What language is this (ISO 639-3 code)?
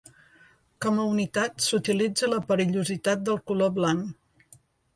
cat